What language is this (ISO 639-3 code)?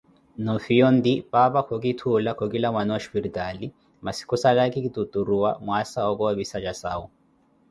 eko